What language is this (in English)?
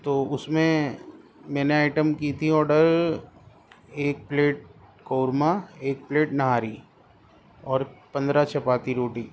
Urdu